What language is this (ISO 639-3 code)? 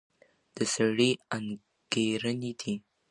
pus